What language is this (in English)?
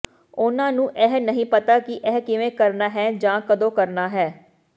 Punjabi